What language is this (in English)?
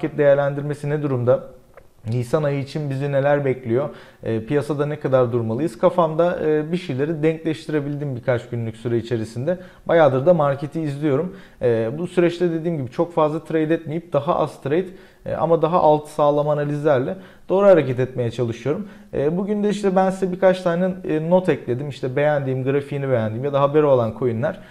Turkish